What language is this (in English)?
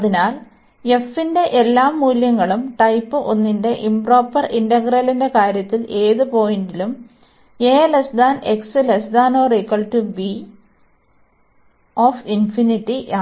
Malayalam